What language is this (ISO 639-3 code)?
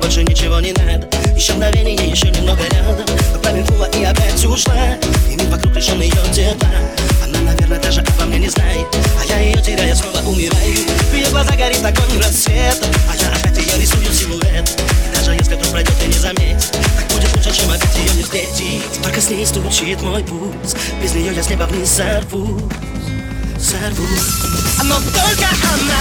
rus